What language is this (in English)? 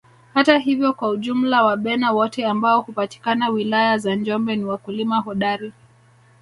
Swahili